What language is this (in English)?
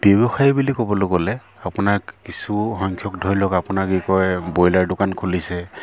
Assamese